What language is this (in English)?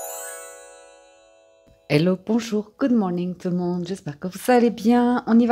French